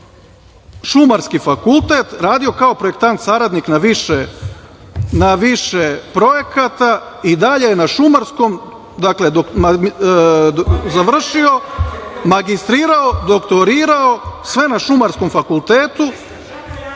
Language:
Serbian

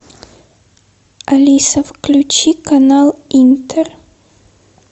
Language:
Russian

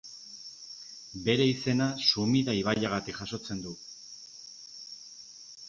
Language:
Basque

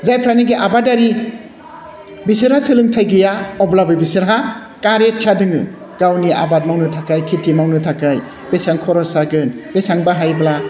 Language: Bodo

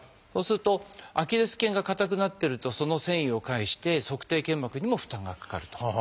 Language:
Japanese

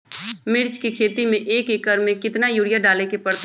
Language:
Magahi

